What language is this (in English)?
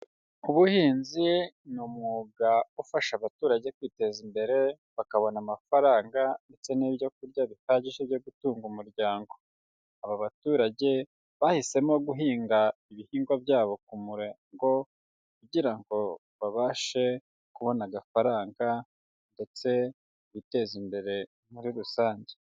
Kinyarwanda